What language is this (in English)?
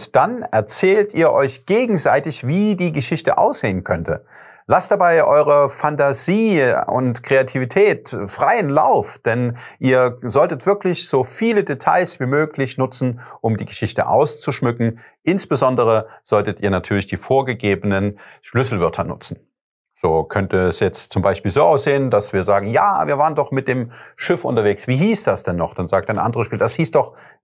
German